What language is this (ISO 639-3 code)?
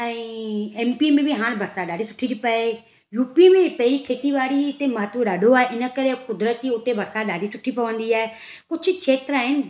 snd